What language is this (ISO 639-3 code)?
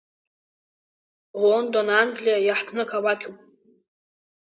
abk